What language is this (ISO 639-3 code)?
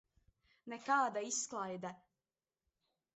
lav